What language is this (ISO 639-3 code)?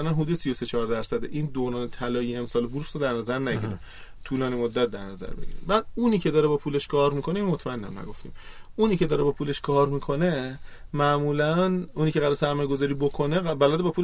fas